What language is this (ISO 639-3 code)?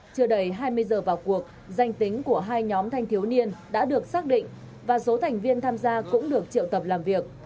vie